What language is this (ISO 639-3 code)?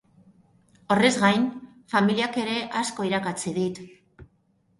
eus